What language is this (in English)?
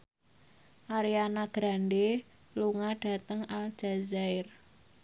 Javanese